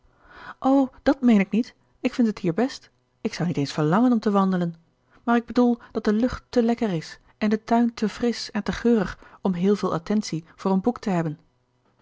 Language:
Dutch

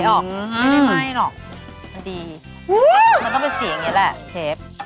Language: Thai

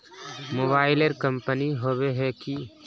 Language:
Magahi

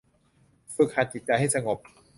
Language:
Thai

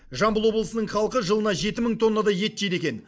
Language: Kazakh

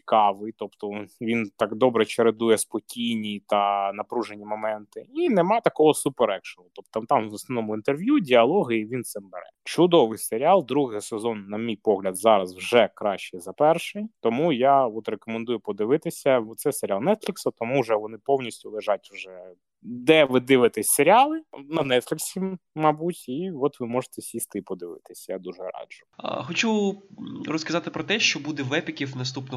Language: Ukrainian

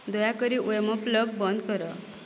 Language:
Odia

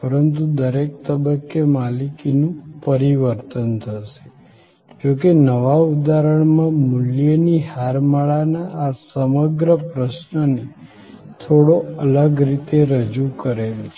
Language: Gujarati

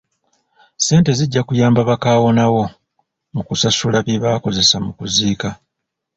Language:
Ganda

